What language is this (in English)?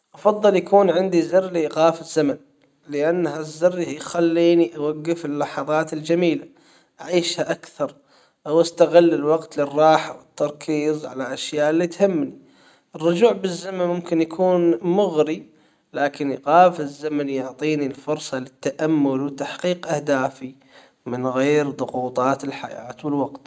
Hijazi Arabic